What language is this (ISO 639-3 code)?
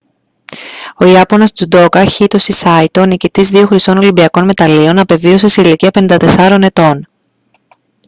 ell